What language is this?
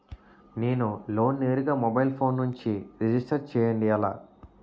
Telugu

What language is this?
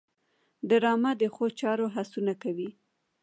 Pashto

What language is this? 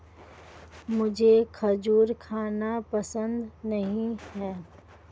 Hindi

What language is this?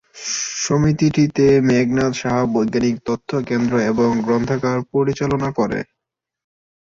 Bangla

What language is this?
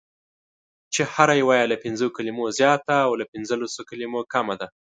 Pashto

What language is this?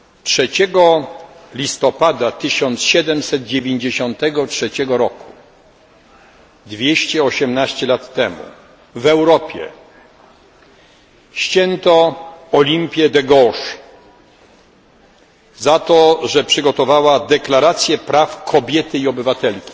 Polish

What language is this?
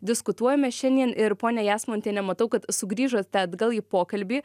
Lithuanian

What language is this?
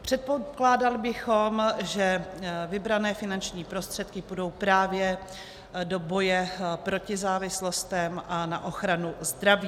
Czech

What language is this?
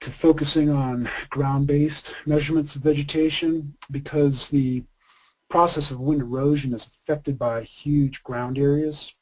English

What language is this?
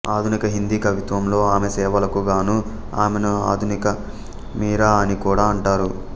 Telugu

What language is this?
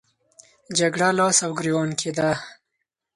Pashto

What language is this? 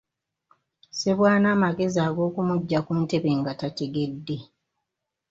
Ganda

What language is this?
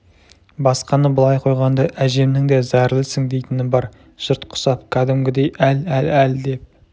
Kazakh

